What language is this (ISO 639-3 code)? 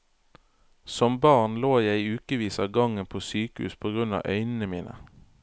nor